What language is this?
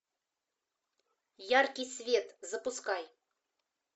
Russian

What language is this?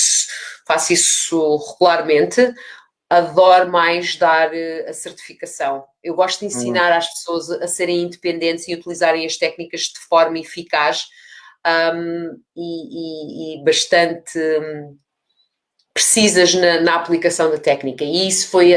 Portuguese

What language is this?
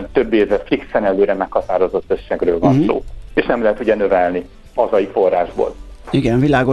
Hungarian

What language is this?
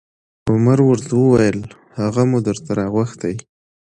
Pashto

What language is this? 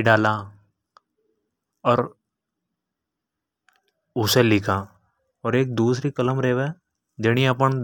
Hadothi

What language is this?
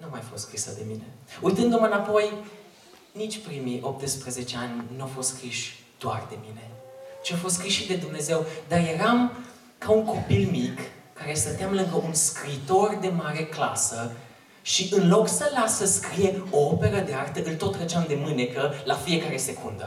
Romanian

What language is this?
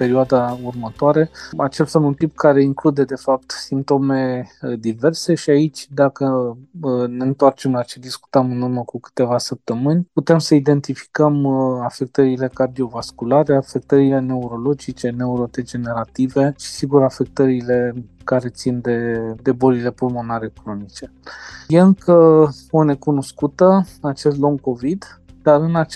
Romanian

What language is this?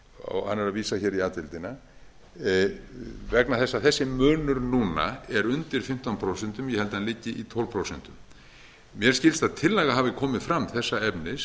Icelandic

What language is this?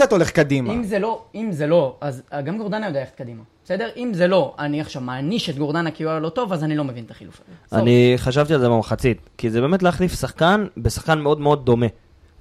Hebrew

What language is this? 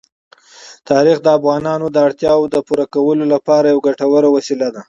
Pashto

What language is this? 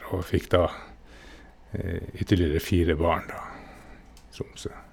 Norwegian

